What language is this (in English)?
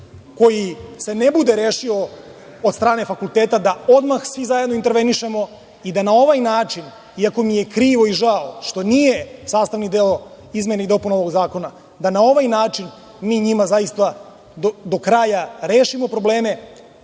Serbian